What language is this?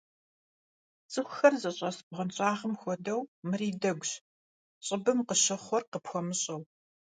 Kabardian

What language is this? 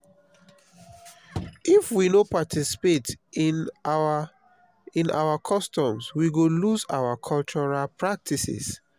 Nigerian Pidgin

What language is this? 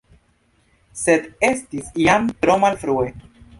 Esperanto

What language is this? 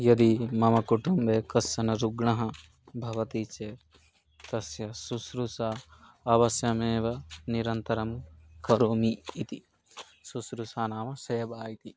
Sanskrit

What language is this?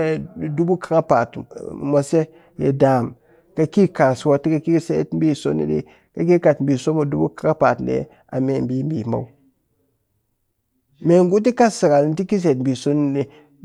Cakfem-Mushere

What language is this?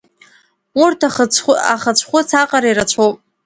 Abkhazian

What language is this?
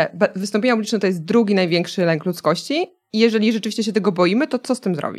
Polish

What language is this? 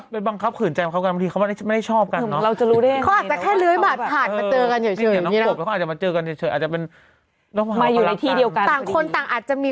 Thai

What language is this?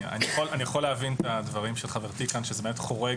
Hebrew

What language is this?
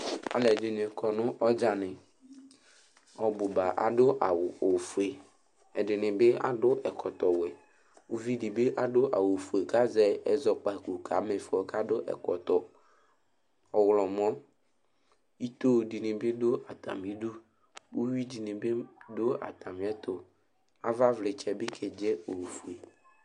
Ikposo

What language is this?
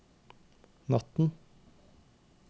Norwegian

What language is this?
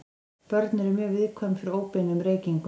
Icelandic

